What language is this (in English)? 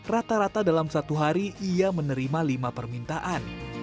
Indonesian